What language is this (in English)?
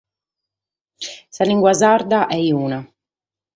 Sardinian